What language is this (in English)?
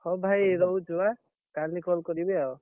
Odia